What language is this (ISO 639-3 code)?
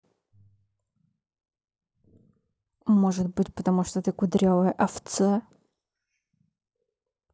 rus